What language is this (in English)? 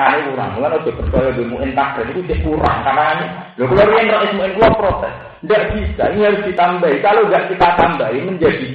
Indonesian